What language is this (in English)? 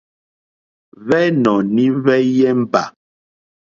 Mokpwe